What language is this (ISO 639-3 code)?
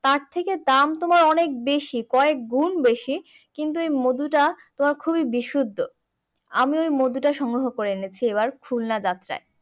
ben